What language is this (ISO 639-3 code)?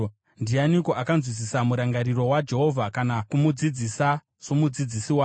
sna